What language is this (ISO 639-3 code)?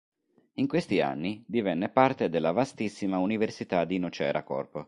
ita